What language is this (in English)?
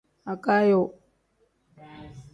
Tem